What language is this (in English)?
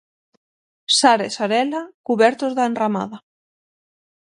Galician